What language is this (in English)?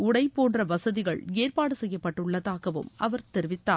Tamil